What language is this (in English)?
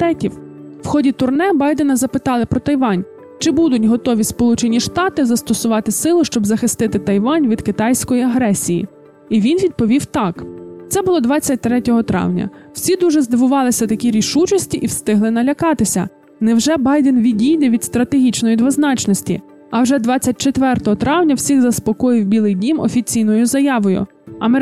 Ukrainian